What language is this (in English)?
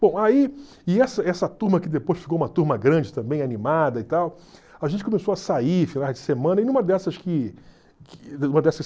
Portuguese